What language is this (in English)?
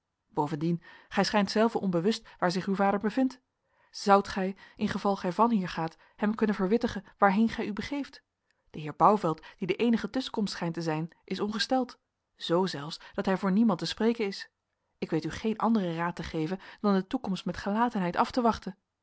Dutch